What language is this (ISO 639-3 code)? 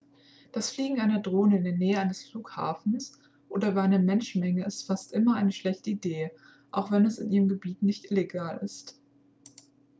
deu